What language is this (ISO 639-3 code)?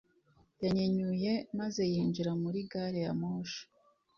kin